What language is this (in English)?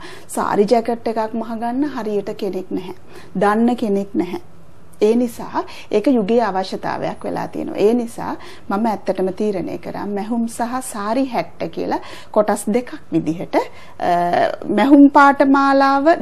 Korean